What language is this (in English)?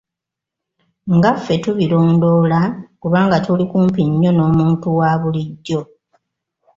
Ganda